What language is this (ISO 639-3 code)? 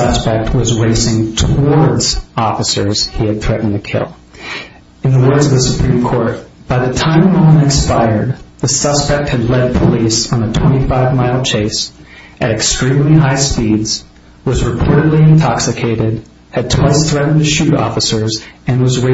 eng